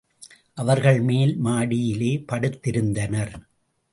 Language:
Tamil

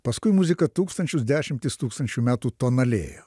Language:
Lithuanian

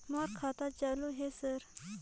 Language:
Chhattisgarhi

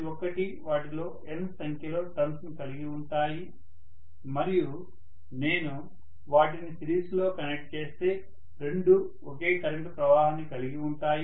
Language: Telugu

